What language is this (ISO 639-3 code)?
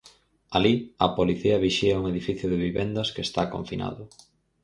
glg